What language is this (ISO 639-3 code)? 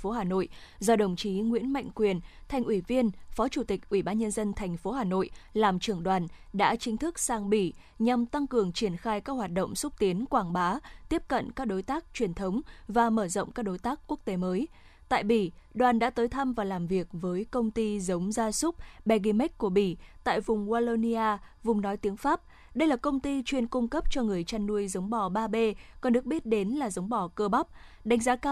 vie